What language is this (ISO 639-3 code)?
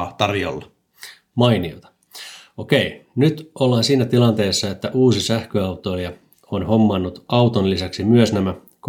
fin